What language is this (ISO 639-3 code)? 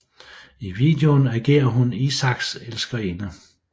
dan